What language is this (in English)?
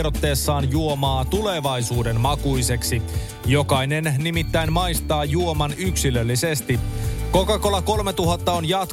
Finnish